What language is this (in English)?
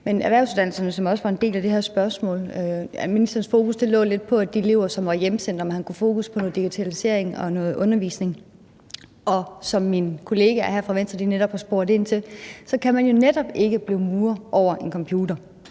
Danish